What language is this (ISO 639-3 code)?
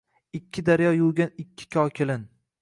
uzb